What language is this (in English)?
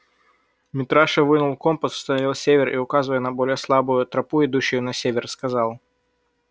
Russian